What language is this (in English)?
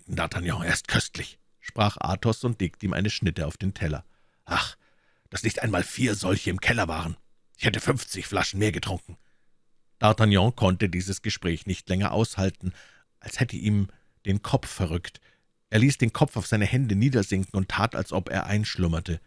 German